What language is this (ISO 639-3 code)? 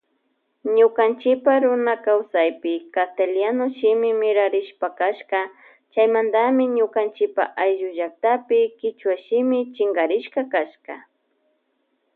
qvj